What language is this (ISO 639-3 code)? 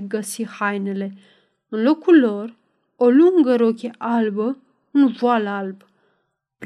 ron